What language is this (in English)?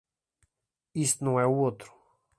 Portuguese